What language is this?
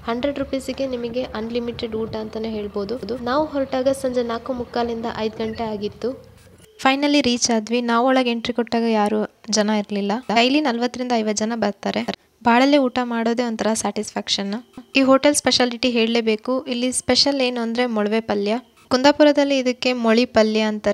Indonesian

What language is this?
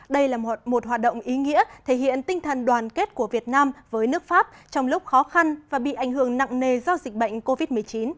Vietnamese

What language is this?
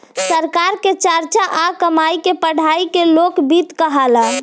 Bhojpuri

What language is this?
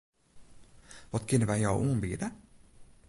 Western Frisian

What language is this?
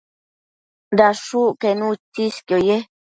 Matsés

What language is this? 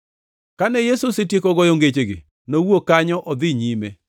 Luo (Kenya and Tanzania)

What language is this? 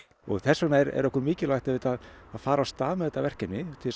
Icelandic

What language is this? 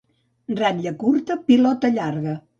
Catalan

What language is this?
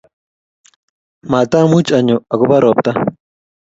Kalenjin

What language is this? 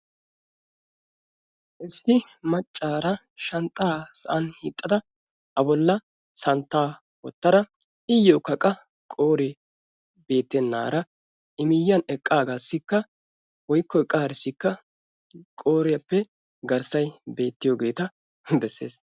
Wolaytta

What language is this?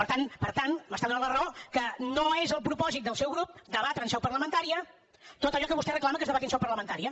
Catalan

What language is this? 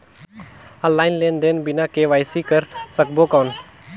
Chhattisgarhi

